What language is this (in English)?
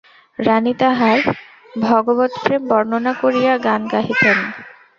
Bangla